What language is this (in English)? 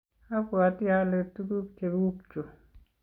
Kalenjin